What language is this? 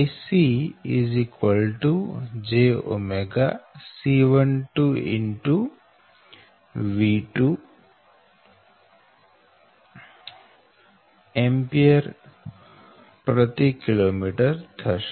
Gujarati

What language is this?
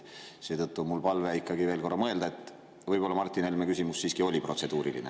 Estonian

